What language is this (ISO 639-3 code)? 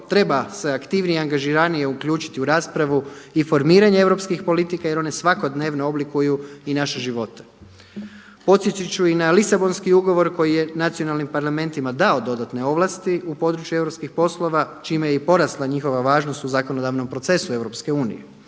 hrv